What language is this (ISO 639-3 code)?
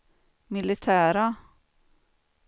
swe